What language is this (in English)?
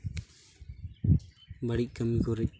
Santali